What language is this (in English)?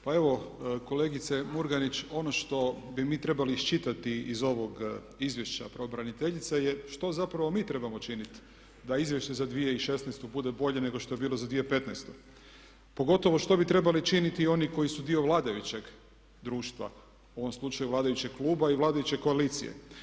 Croatian